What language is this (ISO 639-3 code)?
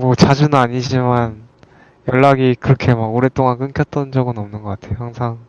kor